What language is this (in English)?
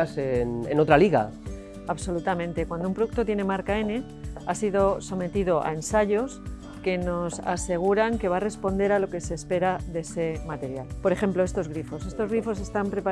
Spanish